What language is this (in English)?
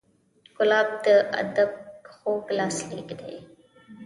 Pashto